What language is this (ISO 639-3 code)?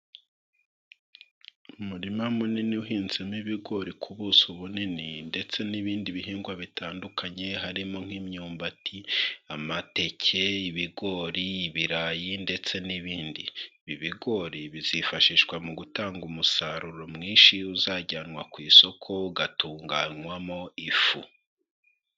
kin